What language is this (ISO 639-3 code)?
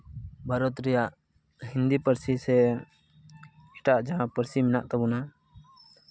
sat